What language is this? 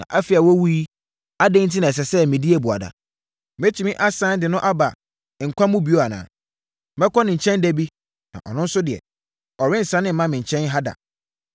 Akan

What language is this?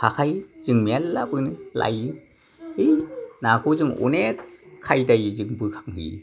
Bodo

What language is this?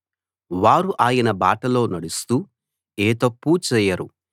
Telugu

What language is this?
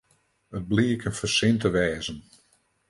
Western Frisian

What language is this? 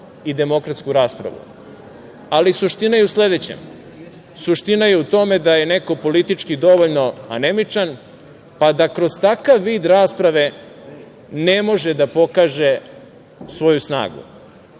Serbian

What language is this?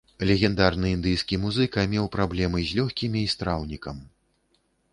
Belarusian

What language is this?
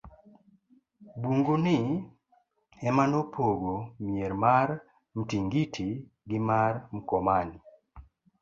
Luo (Kenya and Tanzania)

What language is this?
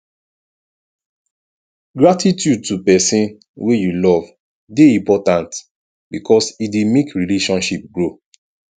Nigerian Pidgin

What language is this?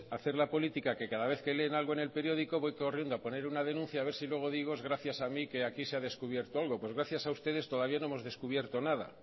Spanish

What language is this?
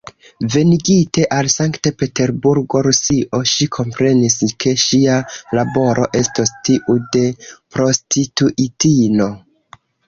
Esperanto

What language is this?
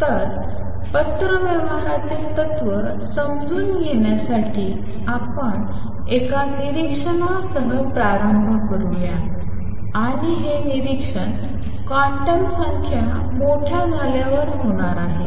Marathi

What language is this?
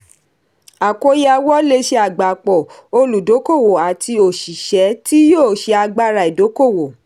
Yoruba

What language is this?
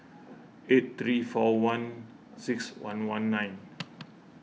English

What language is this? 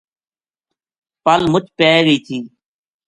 Gujari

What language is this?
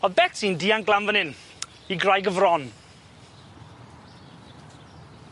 Welsh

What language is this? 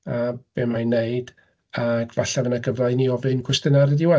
Welsh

